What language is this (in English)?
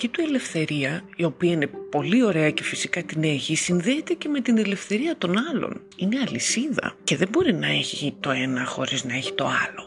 Greek